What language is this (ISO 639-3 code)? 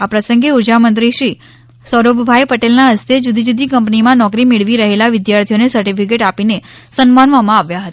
guj